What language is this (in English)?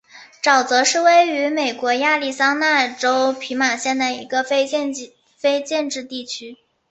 Chinese